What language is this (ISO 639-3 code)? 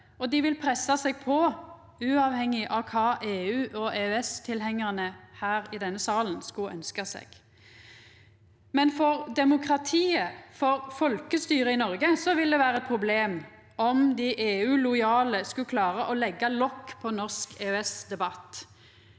nor